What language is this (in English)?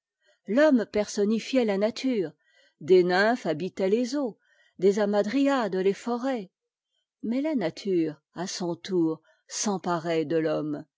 French